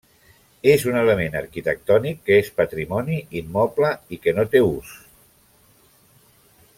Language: Catalan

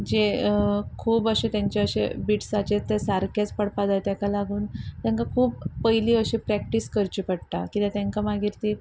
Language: Konkani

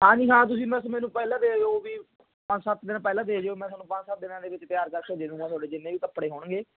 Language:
Punjabi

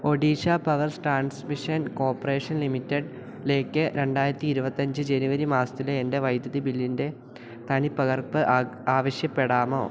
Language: Malayalam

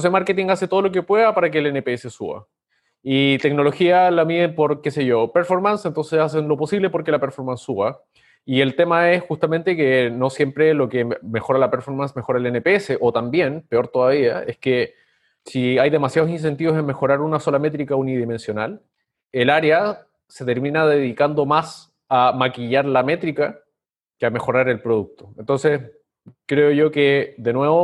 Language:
Spanish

